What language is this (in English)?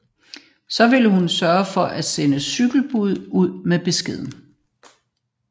Danish